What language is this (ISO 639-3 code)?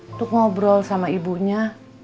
ind